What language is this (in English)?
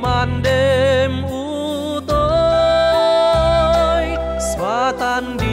Vietnamese